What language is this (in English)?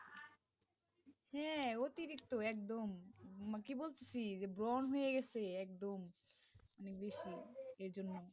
Bangla